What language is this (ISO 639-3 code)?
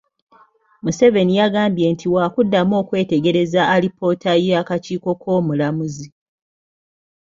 lug